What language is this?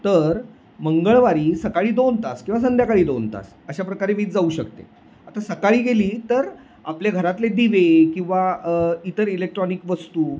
Marathi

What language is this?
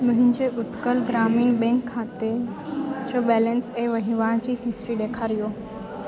Sindhi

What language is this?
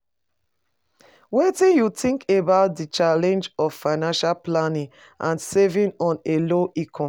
Nigerian Pidgin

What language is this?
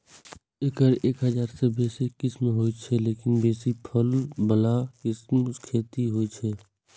Maithili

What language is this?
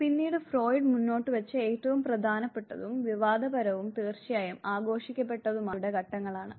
Malayalam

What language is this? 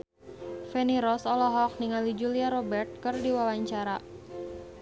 Sundanese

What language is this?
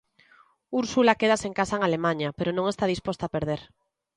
Galician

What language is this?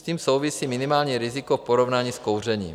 Czech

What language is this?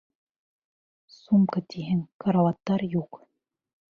Bashkir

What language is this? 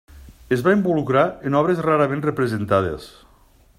Catalan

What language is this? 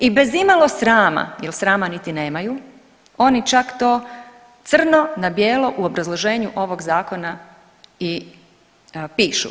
Croatian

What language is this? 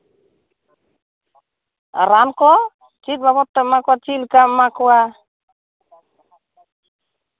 Santali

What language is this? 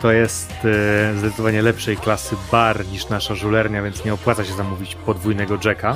Polish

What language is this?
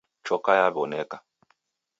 Taita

